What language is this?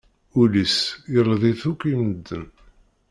Kabyle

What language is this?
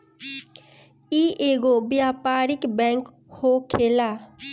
Bhojpuri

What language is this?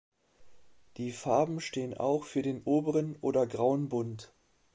German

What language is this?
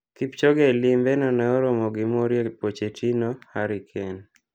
Luo (Kenya and Tanzania)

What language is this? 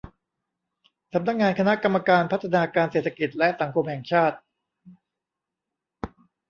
Thai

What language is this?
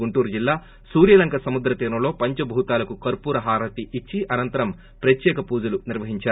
Telugu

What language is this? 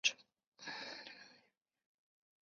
Chinese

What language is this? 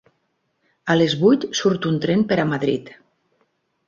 Catalan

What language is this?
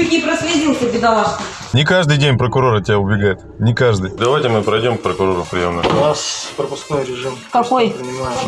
Russian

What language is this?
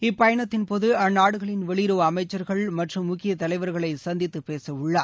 Tamil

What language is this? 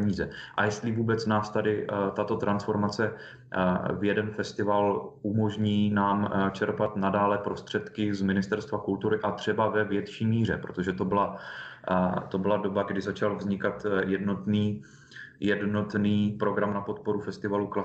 Czech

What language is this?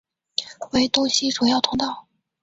Chinese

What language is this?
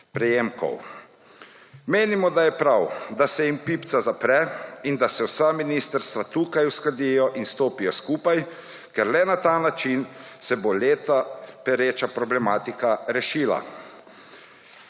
Slovenian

